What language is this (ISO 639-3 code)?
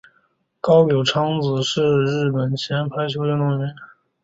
zho